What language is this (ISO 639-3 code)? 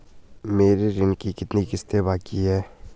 hin